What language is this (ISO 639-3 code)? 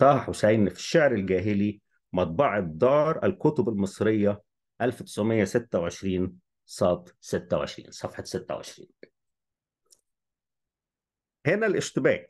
ara